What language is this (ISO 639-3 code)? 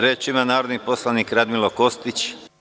srp